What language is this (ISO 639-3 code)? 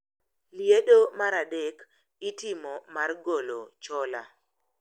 luo